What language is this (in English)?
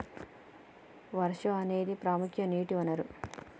Telugu